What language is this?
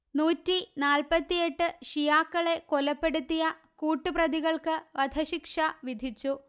Malayalam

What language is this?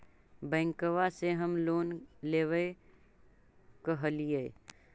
Magahi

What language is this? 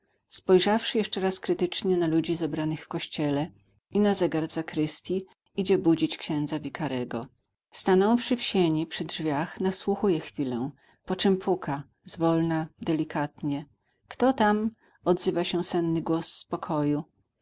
Polish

